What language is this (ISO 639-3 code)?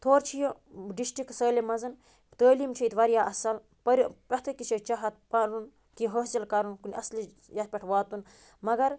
kas